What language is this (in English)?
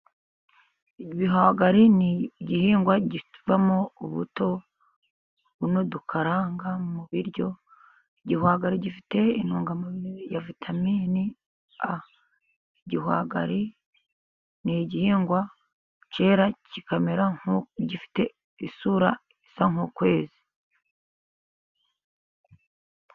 Kinyarwanda